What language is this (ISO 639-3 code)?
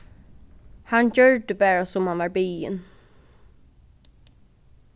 fao